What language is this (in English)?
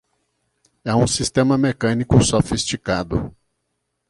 Portuguese